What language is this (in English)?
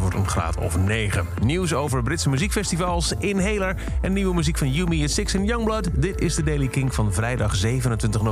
Dutch